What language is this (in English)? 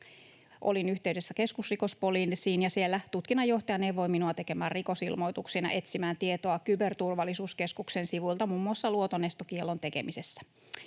Finnish